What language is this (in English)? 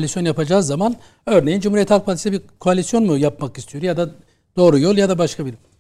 Turkish